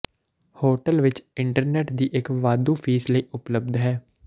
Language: Punjabi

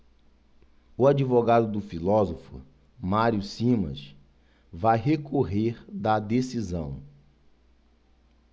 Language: Portuguese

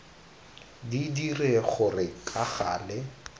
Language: Tswana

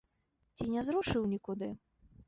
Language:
Belarusian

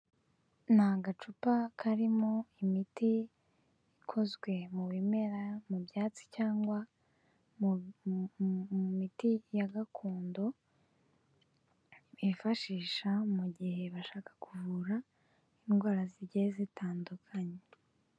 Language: Kinyarwanda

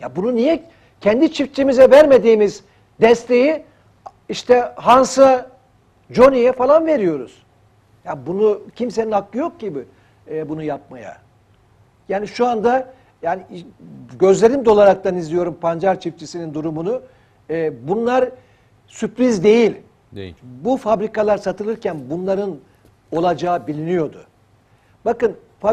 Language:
Turkish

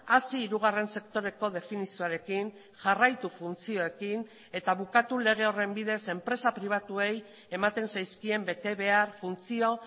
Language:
Basque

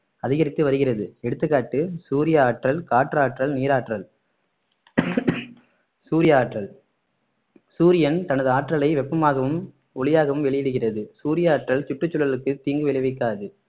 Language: Tamil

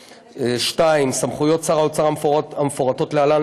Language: Hebrew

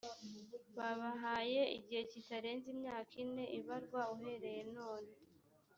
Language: Kinyarwanda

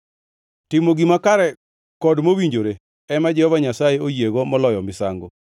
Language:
Luo (Kenya and Tanzania)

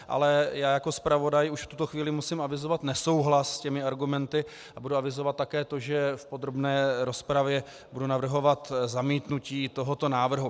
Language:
Czech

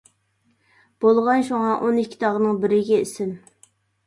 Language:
Uyghur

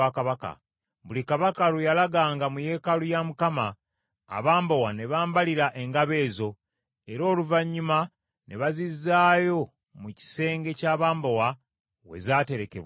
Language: Ganda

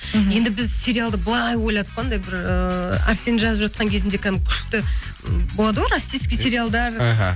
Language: Kazakh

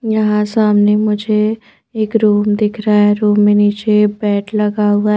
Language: Hindi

